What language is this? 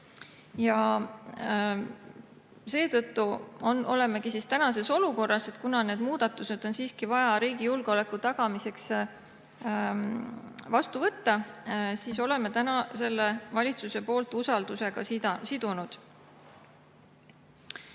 Estonian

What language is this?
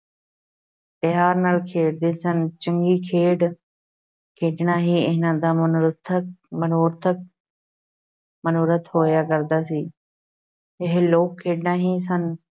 Punjabi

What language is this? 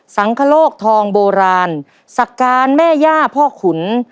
Thai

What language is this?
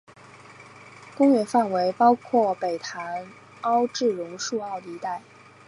Chinese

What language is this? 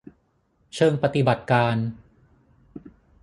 Thai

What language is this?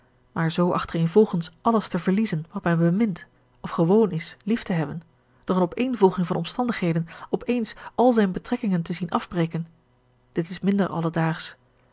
Dutch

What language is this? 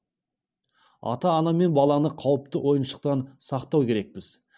Kazakh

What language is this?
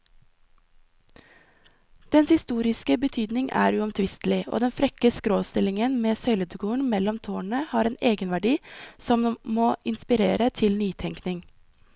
Norwegian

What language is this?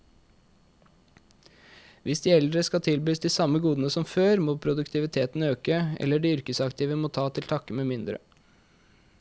Norwegian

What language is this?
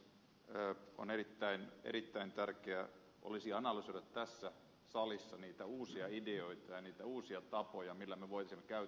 Finnish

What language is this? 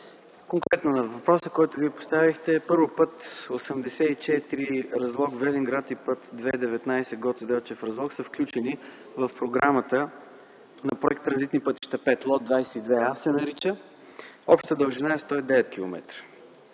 Bulgarian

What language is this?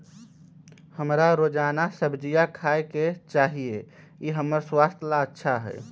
Magahi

